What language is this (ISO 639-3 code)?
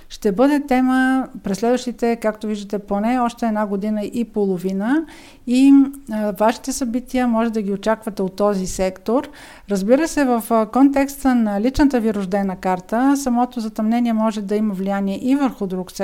bul